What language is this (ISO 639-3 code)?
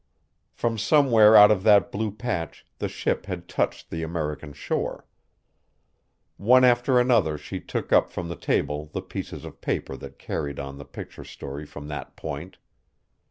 eng